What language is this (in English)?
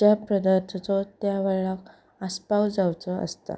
Konkani